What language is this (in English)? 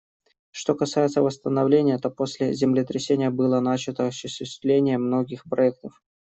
Russian